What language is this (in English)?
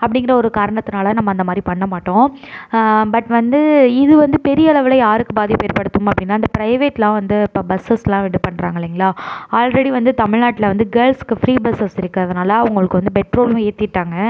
Tamil